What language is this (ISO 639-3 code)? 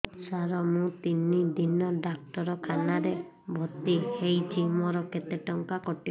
ori